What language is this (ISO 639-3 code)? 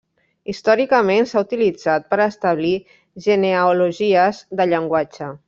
cat